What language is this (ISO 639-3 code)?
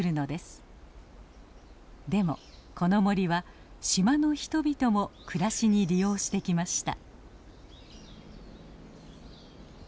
jpn